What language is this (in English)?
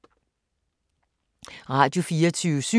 Danish